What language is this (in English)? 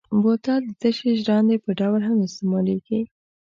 Pashto